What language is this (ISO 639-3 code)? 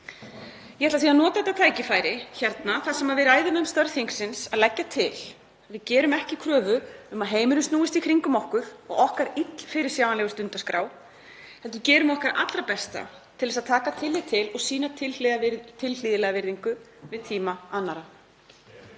isl